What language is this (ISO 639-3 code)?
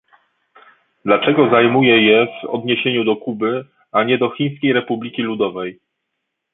pol